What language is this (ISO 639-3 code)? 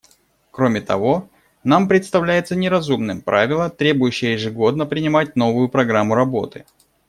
rus